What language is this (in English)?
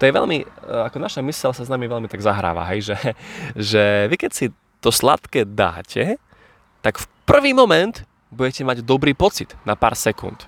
Slovak